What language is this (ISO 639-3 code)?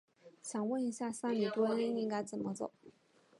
zho